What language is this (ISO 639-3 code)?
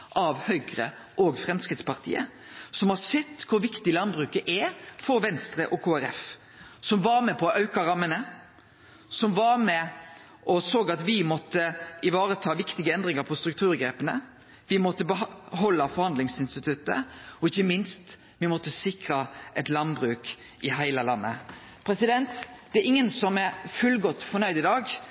nno